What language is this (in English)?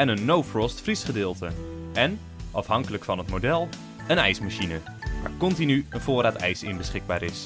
Dutch